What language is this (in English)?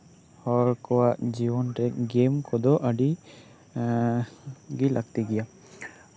Santali